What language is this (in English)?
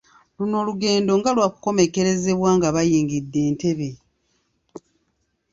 Ganda